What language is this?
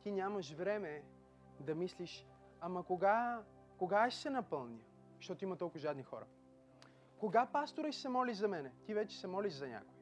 Bulgarian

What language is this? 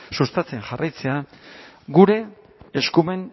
Basque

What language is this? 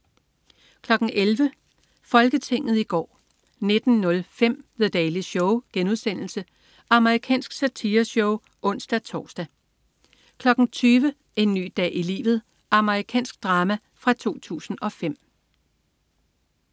Danish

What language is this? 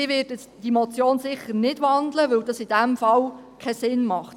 Swiss German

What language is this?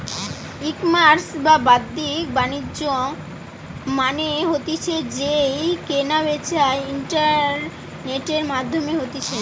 Bangla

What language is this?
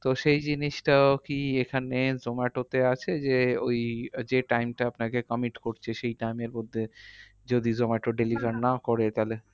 Bangla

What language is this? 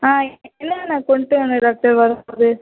Tamil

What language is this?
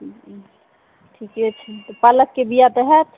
Maithili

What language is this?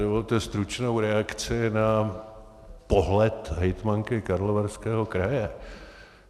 Czech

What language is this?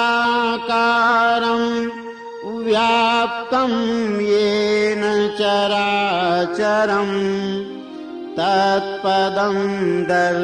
Romanian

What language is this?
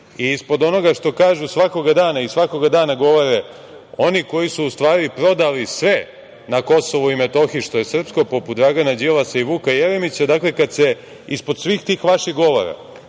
Serbian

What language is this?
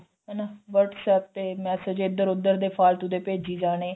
Punjabi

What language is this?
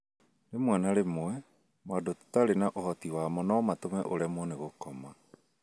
Kikuyu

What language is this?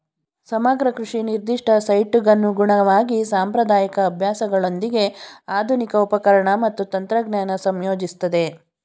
Kannada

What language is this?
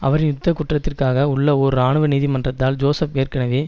Tamil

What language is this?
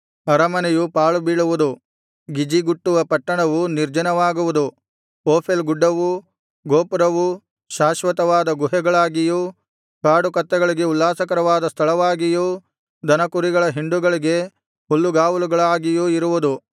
Kannada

